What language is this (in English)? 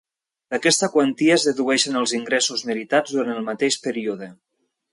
Catalan